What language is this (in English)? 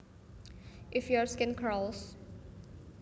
Javanese